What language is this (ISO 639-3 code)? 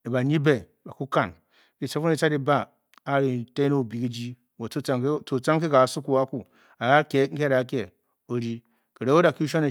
bky